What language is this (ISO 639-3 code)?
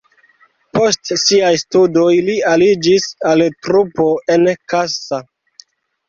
epo